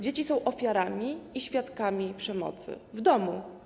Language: Polish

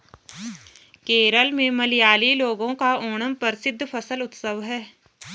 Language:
Hindi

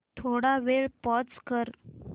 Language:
Marathi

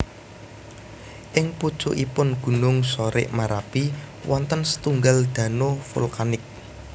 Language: Javanese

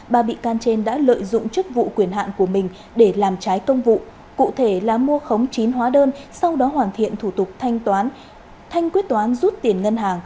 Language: Vietnamese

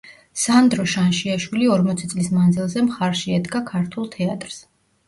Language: Georgian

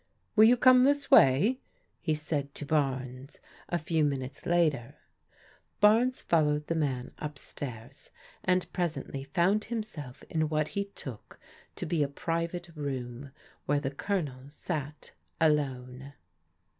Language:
English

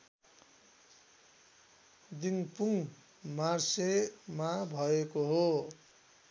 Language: Nepali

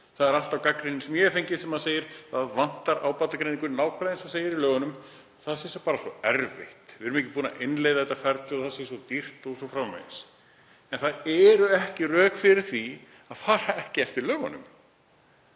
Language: Icelandic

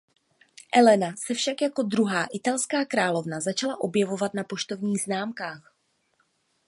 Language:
Czech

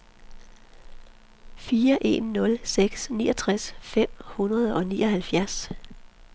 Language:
Danish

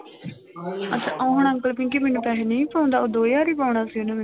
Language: Punjabi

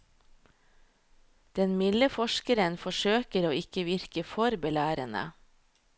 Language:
Norwegian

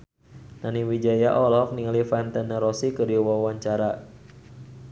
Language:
Sundanese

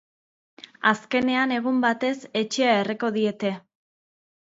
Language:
Basque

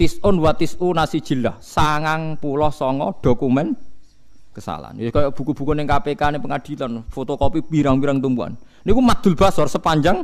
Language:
Indonesian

